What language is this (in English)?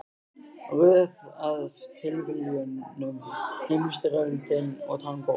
Icelandic